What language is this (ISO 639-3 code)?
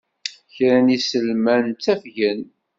kab